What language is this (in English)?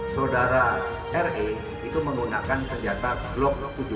Indonesian